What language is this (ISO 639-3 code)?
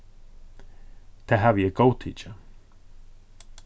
fao